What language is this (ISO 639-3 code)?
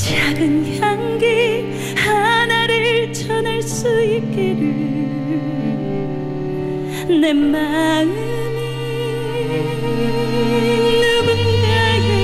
kor